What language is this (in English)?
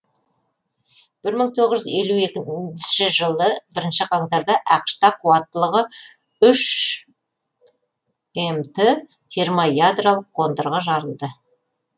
Kazakh